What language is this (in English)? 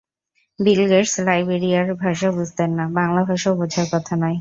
Bangla